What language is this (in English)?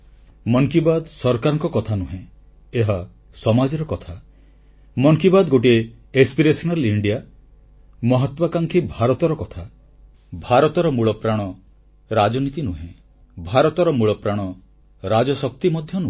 Odia